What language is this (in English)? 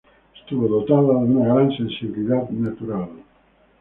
Spanish